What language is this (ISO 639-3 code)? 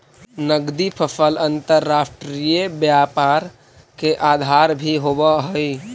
mag